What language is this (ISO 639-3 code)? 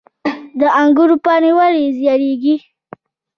pus